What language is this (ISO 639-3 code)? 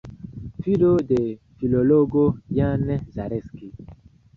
epo